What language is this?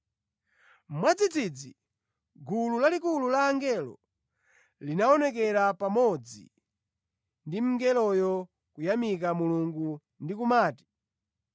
Nyanja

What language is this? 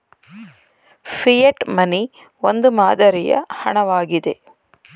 Kannada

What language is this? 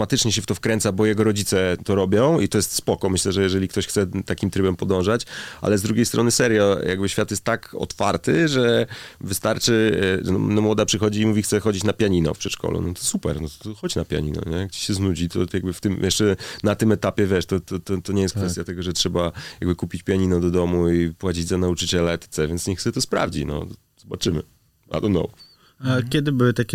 Polish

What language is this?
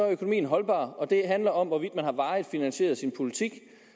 Danish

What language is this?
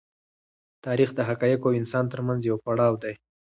Pashto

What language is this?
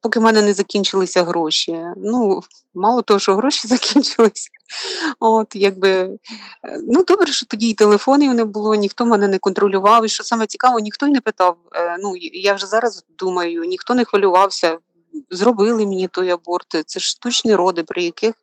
Ukrainian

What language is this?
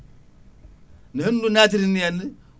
Fula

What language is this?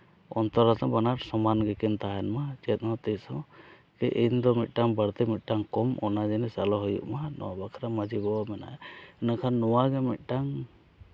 Santali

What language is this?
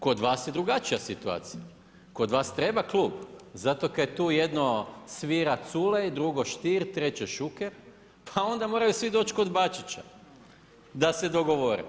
Croatian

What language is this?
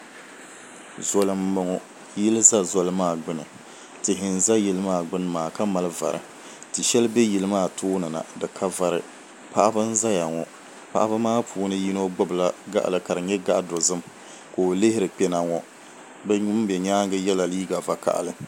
Dagbani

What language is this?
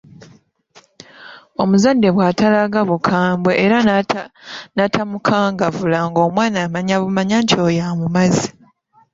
Ganda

